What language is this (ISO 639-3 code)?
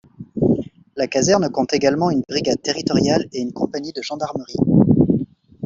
fra